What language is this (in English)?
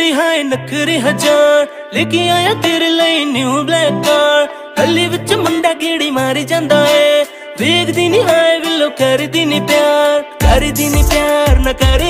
Hindi